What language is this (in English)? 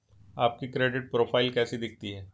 Hindi